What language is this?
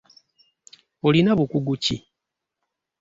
Ganda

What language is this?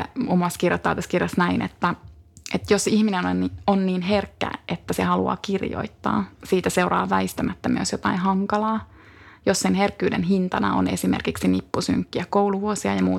Finnish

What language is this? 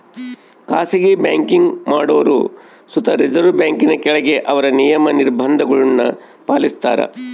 Kannada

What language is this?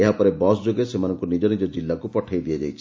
Odia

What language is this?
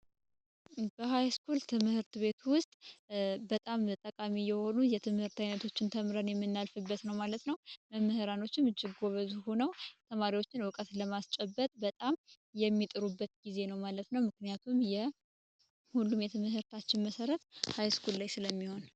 Amharic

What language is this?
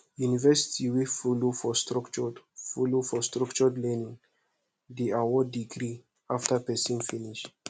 Nigerian Pidgin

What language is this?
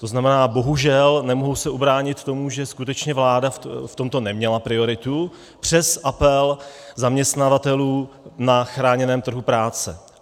Czech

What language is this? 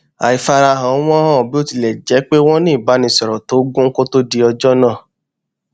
Yoruba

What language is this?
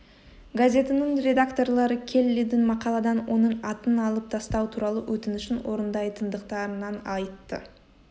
Kazakh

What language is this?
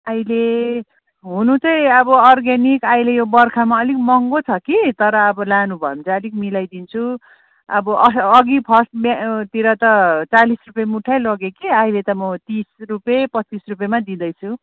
Nepali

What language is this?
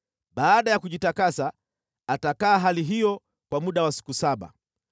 Swahili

